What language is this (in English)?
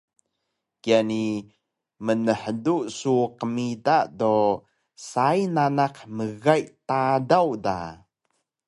Taroko